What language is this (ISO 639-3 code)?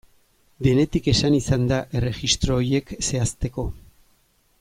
eus